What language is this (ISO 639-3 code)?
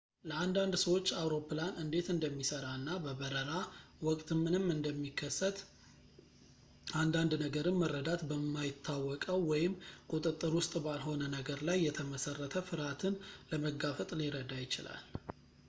amh